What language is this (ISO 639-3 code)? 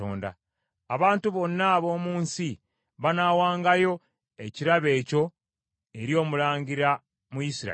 lug